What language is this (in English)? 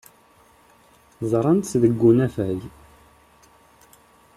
Kabyle